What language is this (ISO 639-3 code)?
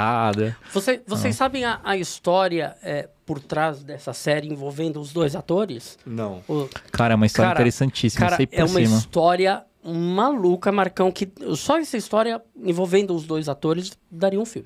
por